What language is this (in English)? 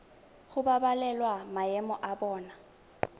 Tswana